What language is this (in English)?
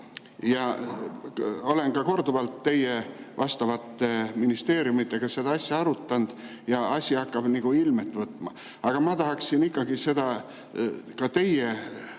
Estonian